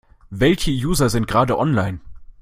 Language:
German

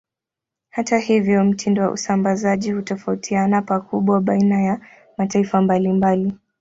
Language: Swahili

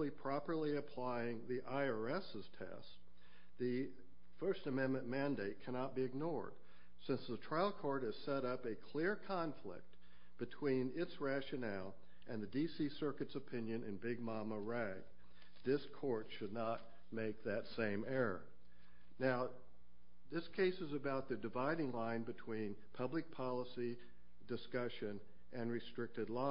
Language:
English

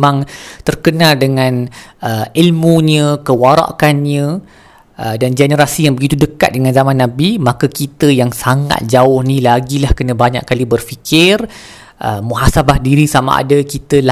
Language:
Malay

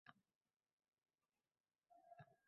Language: Uzbek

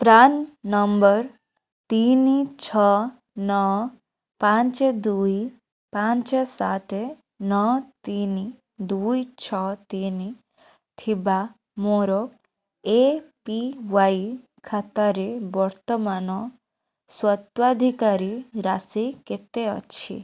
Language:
Odia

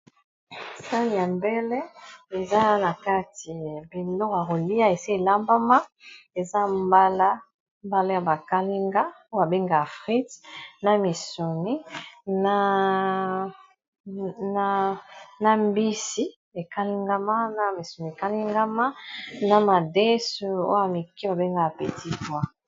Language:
Lingala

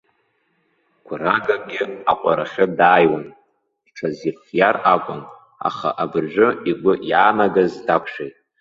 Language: Abkhazian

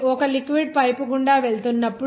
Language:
Telugu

